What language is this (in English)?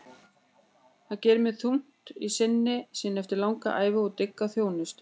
Icelandic